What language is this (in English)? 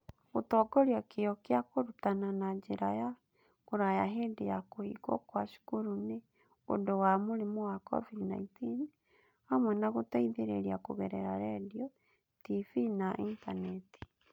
Kikuyu